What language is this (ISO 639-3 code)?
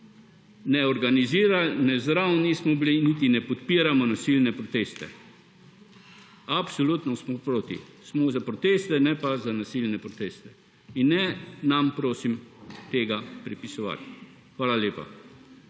slv